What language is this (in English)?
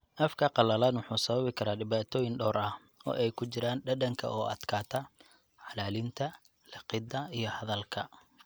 Somali